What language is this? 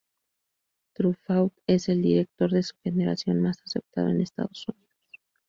Spanish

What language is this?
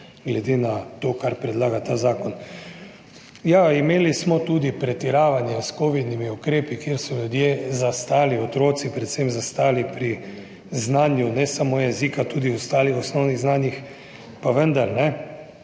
Slovenian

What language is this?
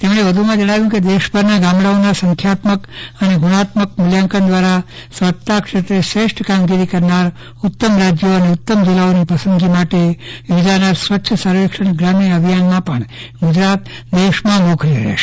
Gujarati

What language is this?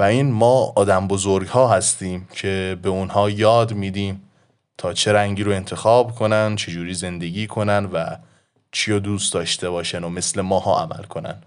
Persian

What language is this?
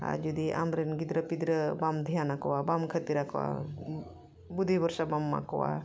Santali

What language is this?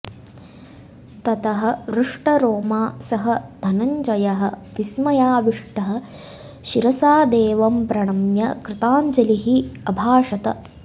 Sanskrit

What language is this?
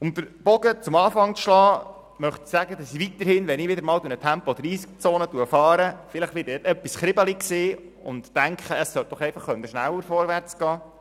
Swiss German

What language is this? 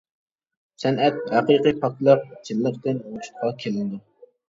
Uyghur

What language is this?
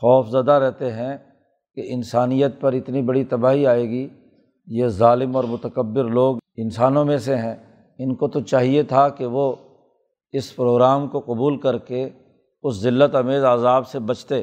Urdu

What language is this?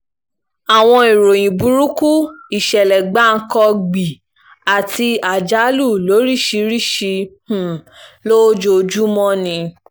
Yoruba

